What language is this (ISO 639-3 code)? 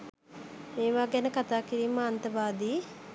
sin